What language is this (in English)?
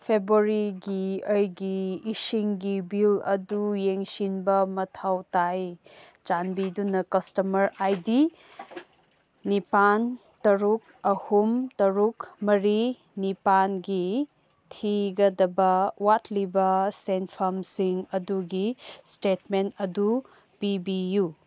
Manipuri